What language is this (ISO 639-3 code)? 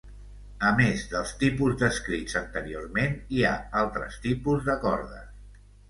cat